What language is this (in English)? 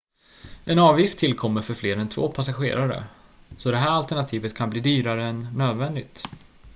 Swedish